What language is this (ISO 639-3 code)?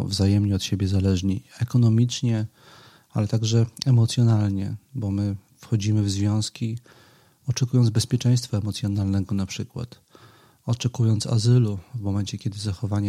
pol